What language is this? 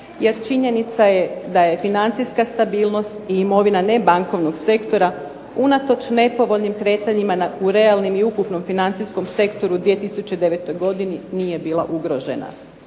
Croatian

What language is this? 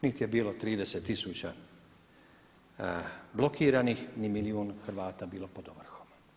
Croatian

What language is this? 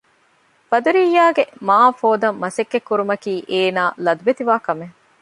Divehi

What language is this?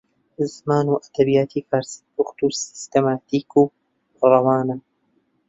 Central Kurdish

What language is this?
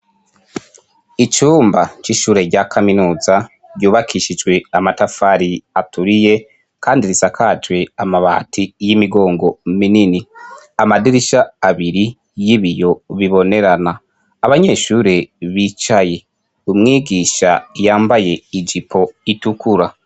Rundi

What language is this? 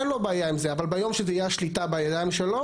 Hebrew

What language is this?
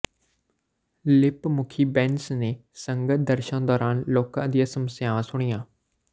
Punjabi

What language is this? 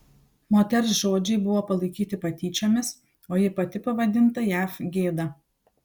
Lithuanian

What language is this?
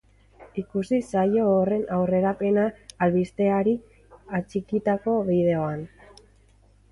Basque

